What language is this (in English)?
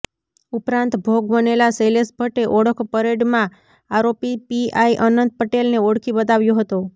Gujarati